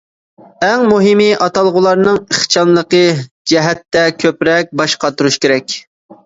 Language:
Uyghur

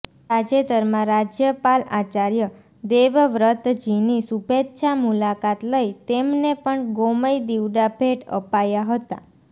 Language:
Gujarati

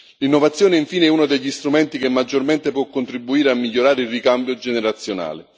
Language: Italian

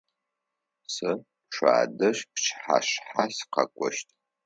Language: Adyghe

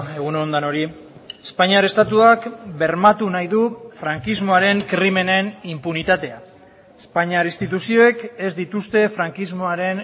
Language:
Basque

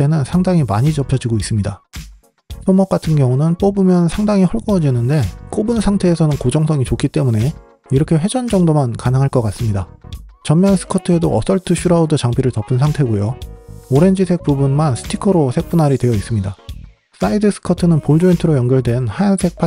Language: Korean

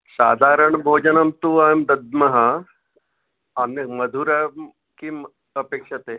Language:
Sanskrit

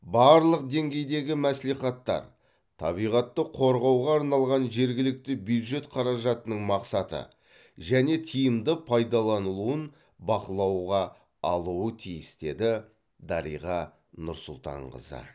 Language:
Kazakh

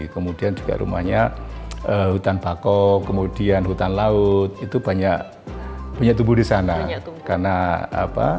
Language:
Indonesian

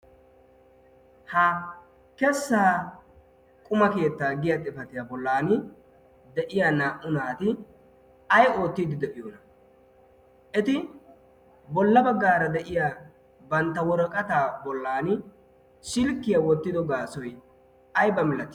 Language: Wolaytta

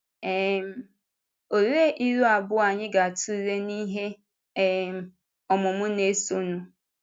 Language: Igbo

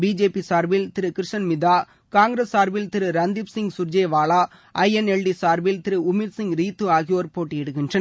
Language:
Tamil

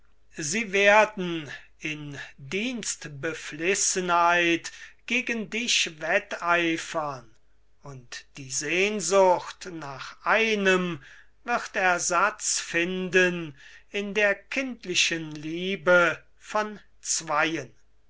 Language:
German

